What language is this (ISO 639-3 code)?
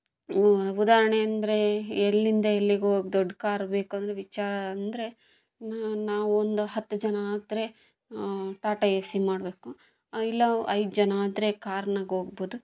kan